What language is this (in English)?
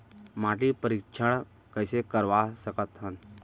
Chhattisgarhi